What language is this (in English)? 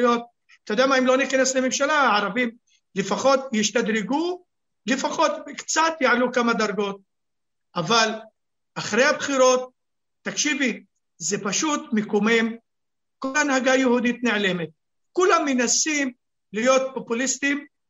Hebrew